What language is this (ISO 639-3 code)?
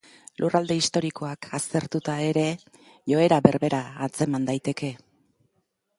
eus